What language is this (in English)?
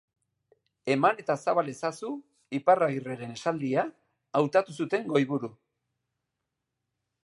Basque